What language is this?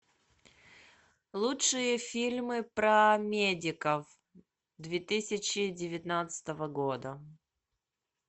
Russian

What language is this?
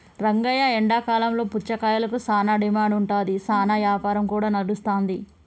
Telugu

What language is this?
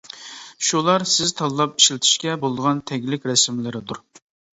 Uyghur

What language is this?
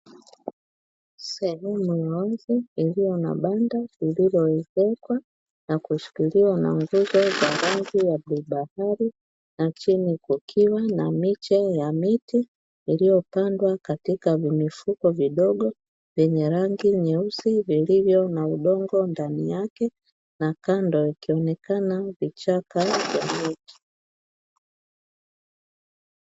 Swahili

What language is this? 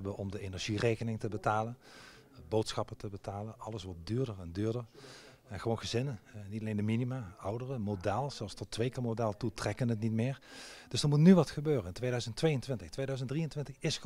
Dutch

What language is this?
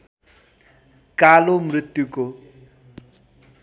Nepali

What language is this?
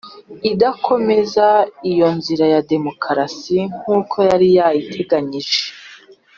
Kinyarwanda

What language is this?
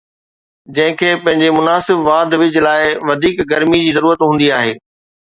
Sindhi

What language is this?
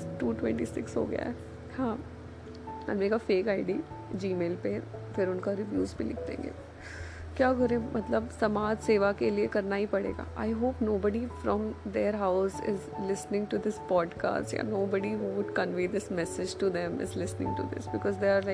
Hindi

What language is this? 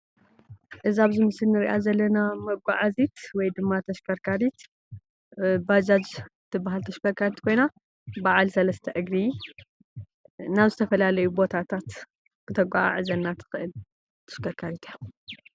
Tigrinya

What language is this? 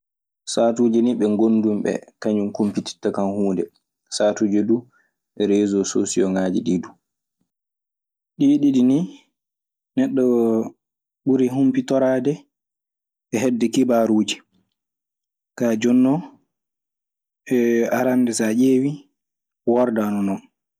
Maasina Fulfulde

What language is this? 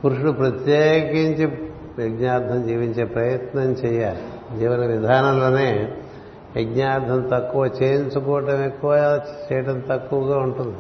Telugu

